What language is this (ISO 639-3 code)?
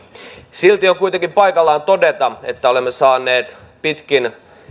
fin